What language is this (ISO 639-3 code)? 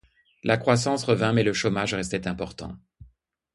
fra